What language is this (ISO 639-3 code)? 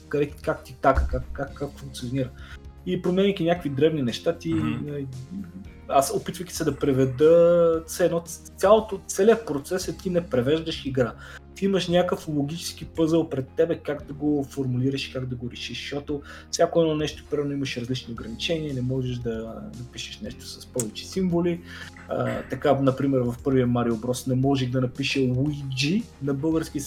bul